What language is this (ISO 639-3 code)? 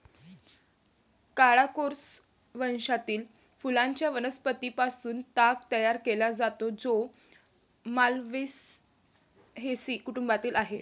mar